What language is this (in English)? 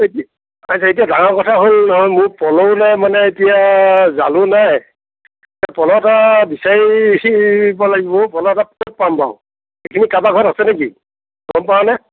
Assamese